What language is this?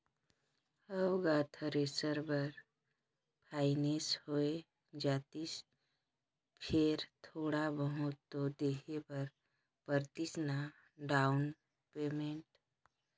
Chhattisgarhi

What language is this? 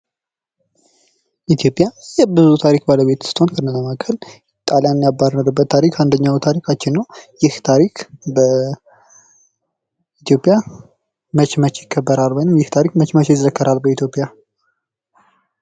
Amharic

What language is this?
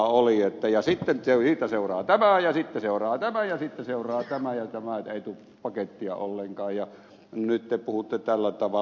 Finnish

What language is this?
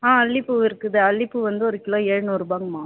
Tamil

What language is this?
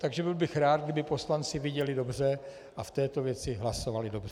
Czech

